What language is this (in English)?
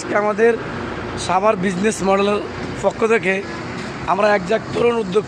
Arabic